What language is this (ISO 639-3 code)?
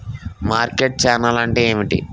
tel